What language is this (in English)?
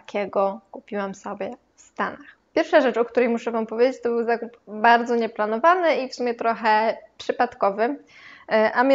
Polish